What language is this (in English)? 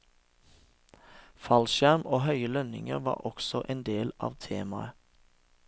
Norwegian